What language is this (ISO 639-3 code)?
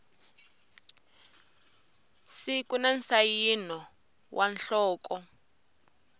tso